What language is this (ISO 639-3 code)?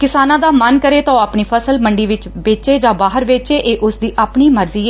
pan